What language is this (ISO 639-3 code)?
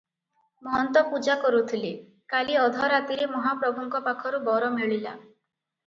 ori